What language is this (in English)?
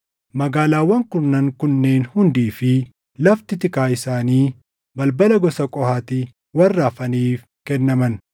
Oromo